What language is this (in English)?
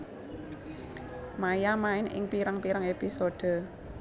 Javanese